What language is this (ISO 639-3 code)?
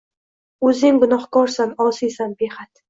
uzb